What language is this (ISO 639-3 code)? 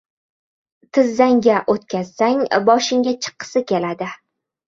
uzb